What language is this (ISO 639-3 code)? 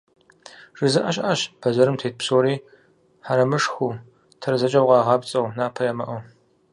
kbd